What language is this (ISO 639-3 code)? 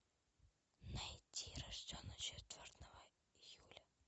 rus